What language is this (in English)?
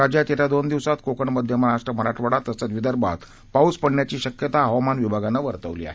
Marathi